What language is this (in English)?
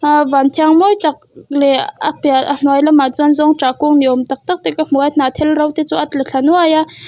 Mizo